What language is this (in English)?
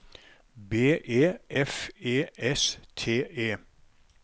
Norwegian